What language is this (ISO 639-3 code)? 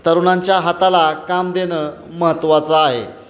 mar